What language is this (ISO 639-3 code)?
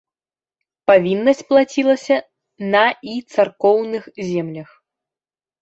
bel